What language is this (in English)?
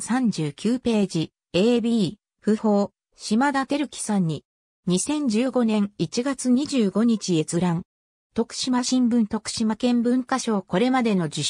Japanese